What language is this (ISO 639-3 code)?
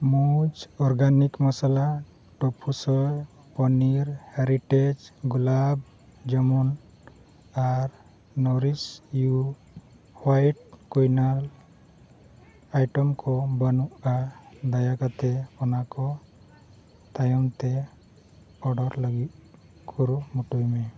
sat